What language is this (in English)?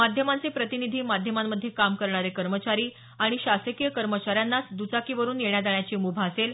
Marathi